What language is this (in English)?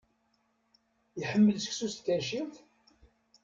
Kabyle